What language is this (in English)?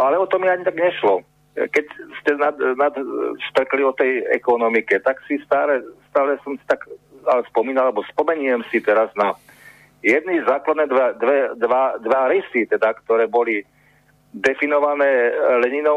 Slovak